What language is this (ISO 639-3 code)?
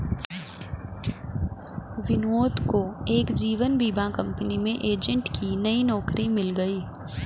hin